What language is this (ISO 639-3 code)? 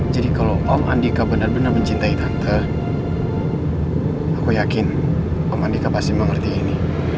ind